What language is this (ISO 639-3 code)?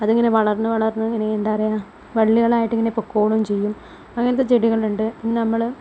mal